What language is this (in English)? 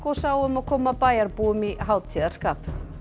Icelandic